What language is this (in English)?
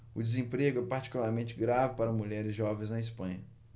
Portuguese